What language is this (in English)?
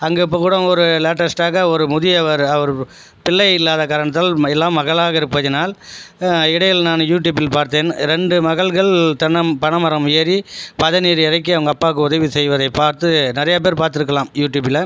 Tamil